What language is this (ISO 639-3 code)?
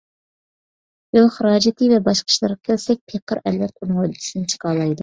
uig